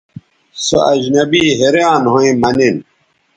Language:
Bateri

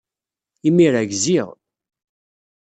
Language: Kabyle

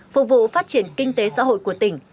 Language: Vietnamese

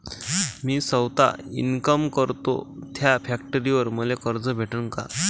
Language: Marathi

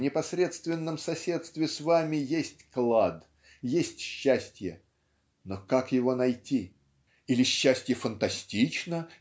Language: Russian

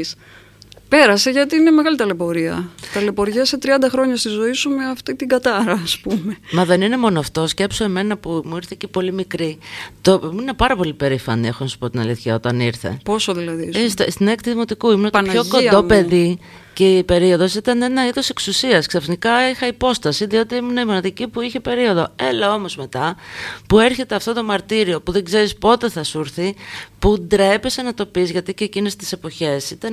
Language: Greek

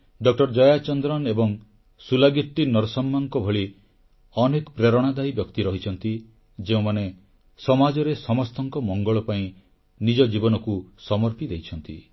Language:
Odia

